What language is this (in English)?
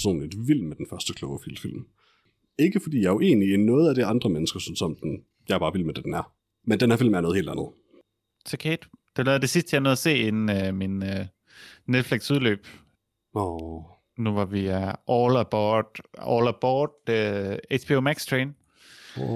Danish